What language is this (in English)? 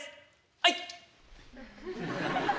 Japanese